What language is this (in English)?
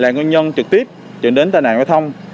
Vietnamese